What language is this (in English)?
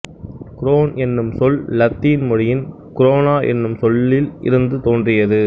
Tamil